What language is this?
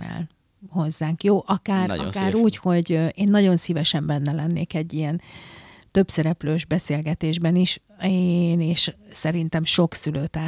Hungarian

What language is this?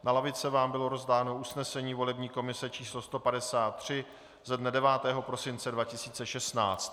Czech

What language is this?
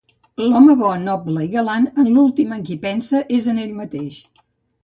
Catalan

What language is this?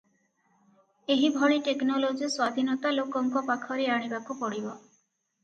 Odia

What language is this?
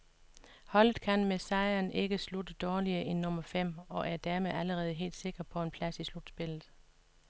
Danish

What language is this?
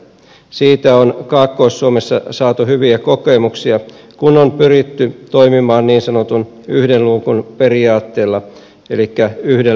Finnish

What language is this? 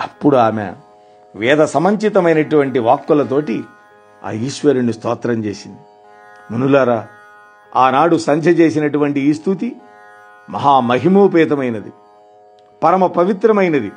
Telugu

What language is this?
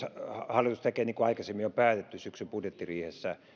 Finnish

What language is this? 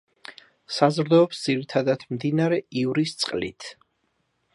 Georgian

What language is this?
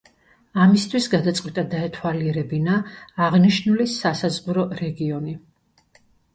Georgian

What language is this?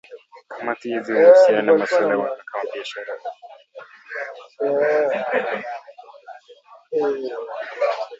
Swahili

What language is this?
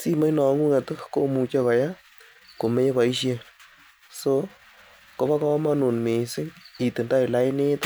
Kalenjin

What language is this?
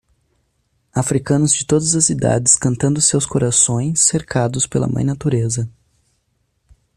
Portuguese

